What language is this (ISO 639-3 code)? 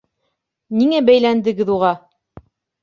bak